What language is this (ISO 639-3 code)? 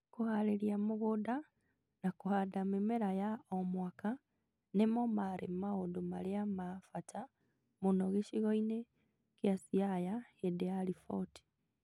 kik